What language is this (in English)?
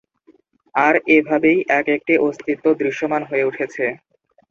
Bangla